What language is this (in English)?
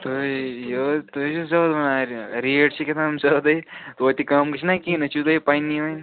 Kashmiri